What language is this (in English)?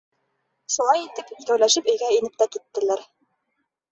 Bashkir